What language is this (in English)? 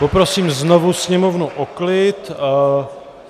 Czech